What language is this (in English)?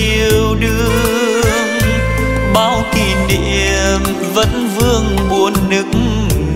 Vietnamese